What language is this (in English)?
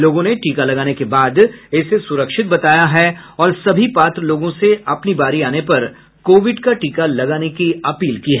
Hindi